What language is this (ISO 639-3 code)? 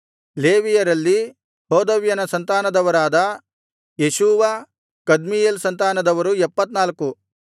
kan